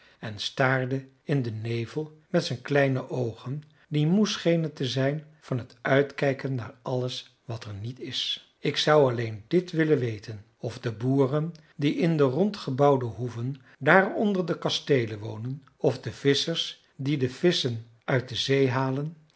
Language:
Dutch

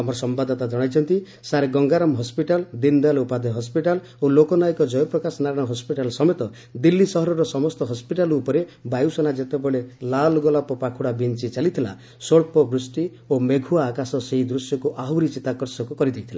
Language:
Odia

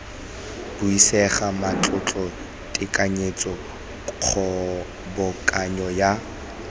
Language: Tswana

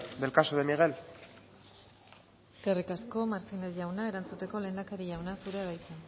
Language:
Basque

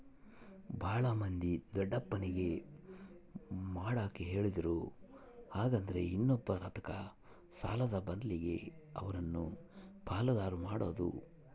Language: Kannada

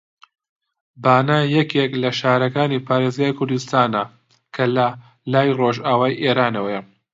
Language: Central Kurdish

